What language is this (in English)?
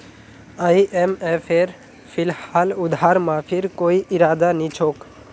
Magahi